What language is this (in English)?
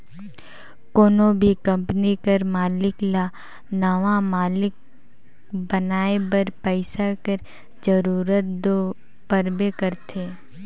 Chhattisgarhi